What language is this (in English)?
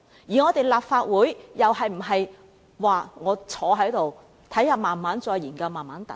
Cantonese